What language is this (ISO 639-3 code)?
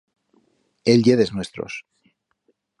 arg